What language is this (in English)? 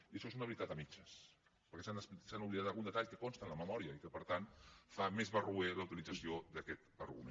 Catalan